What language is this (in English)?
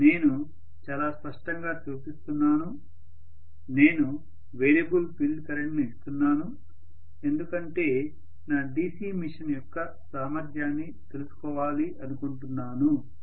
Telugu